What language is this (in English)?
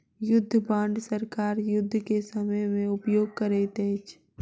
Maithili